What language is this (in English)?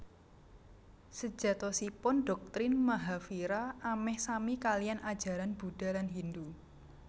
Javanese